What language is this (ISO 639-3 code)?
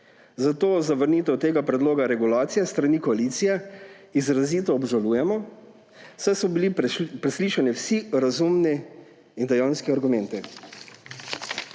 slv